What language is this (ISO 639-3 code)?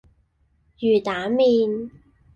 yue